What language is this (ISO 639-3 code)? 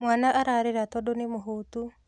kik